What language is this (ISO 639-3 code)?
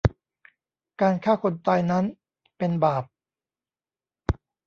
tha